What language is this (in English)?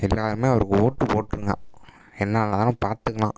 Tamil